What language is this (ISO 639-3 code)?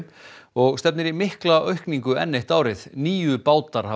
isl